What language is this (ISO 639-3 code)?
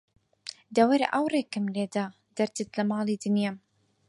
ckb